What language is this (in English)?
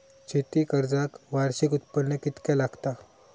Marathi